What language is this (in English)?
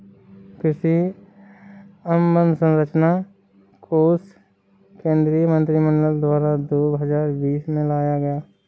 Hindi